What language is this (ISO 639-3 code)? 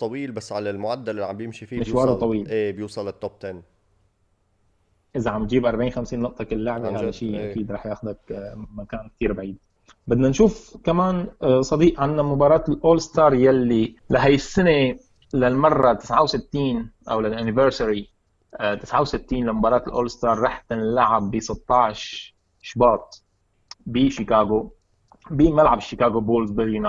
ara